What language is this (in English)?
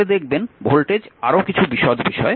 Bangla